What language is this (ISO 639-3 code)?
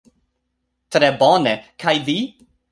epo